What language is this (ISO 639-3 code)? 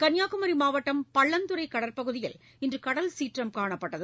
tam